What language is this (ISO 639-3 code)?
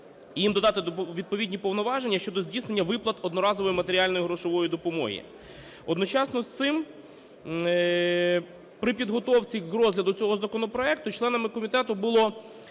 ukr